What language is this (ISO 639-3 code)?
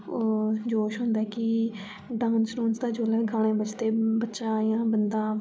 doi